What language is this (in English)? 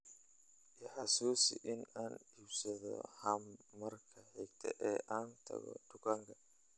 Somali